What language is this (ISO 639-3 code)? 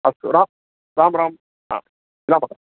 san